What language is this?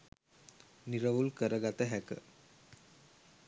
Sinhala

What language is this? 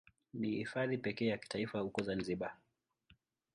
Swahili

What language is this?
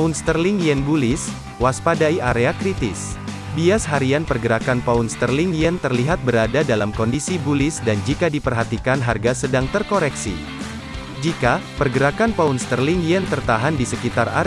Indonesian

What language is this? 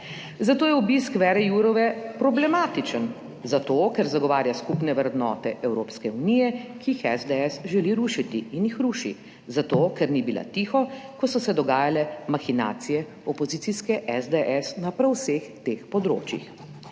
Slovenian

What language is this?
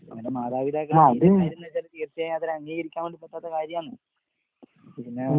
Malayalam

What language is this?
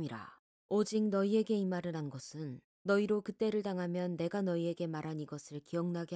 Korean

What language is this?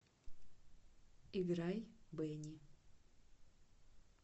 Russian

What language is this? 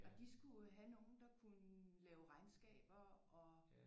Danish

